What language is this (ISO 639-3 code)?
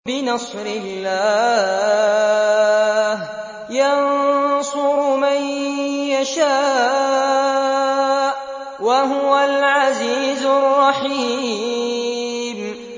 ara